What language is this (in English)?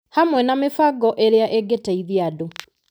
Kikuyu